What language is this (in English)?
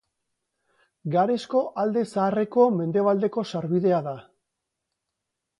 Basque